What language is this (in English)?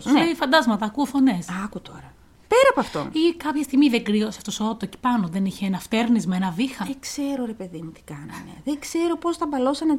Greek